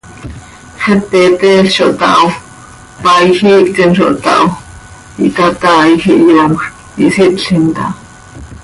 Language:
Seri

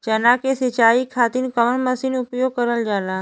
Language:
Bhojpuri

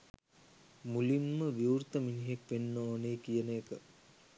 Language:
Sinhala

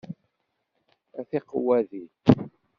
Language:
Kabyle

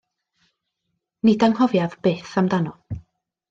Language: Welsh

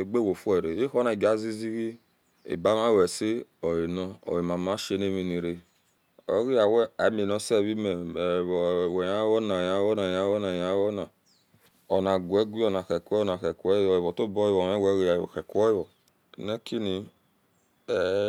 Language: Esan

